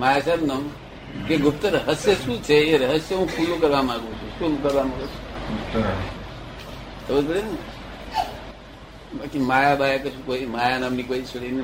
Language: Gujarati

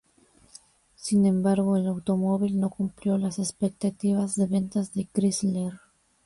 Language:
Spanish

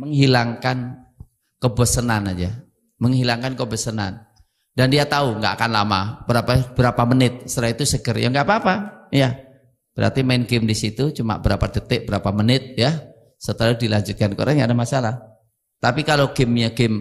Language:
Indonesian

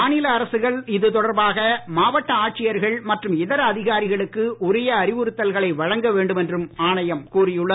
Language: Tamil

